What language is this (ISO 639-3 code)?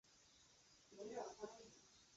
zho